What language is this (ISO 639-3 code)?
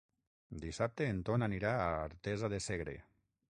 cat